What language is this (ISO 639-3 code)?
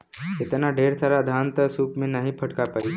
bho